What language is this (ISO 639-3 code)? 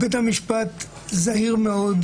heb